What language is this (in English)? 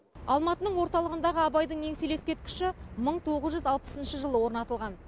Kazakh